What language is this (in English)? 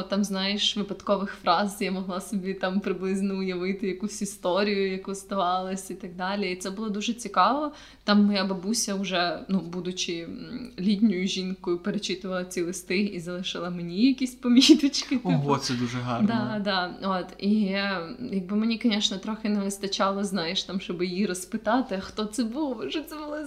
Ukrainian